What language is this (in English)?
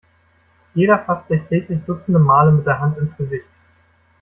German